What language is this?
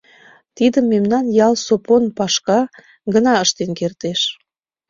Mari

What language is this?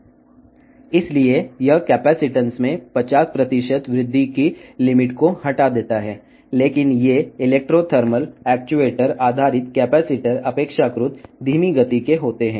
Telugu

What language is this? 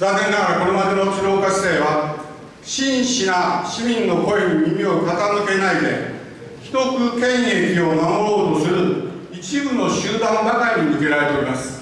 Japanese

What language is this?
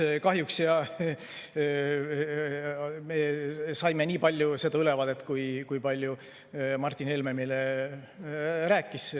Estonian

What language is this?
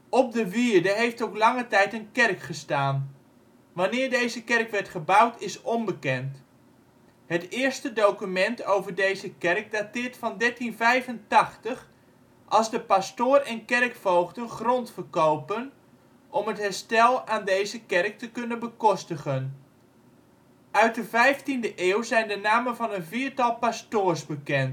Dutch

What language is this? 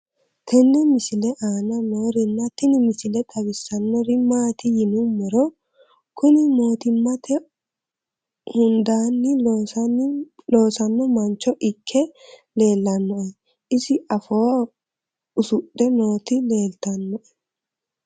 Sidamo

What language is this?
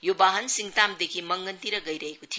Nepali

